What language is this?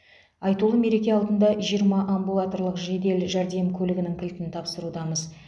Kazakh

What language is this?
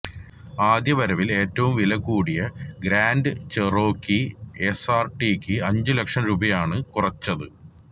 Malayalam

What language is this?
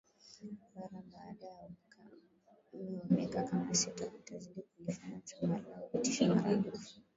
Swahili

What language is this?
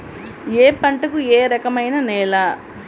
Telugu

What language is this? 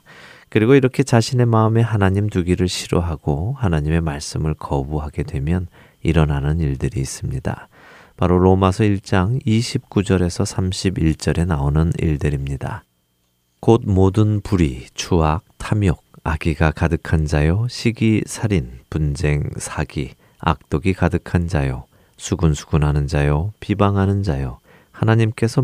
Korean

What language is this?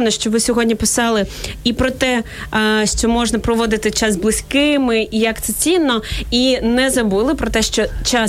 Ukrainian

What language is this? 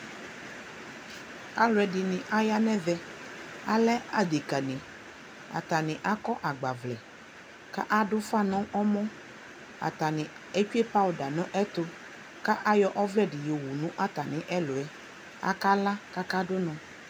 Ikposo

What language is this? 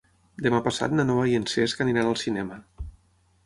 Catalan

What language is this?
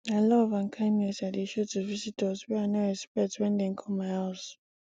Nigerian Pidgin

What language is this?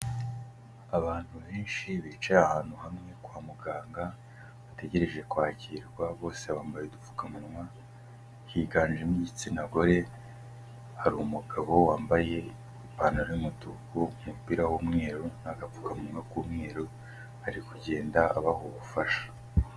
Kinyarwanda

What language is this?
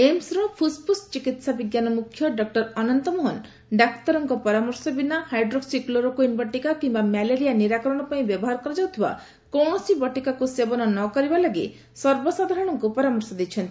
Odia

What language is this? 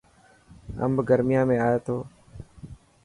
Dhatki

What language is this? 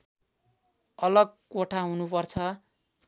Nepali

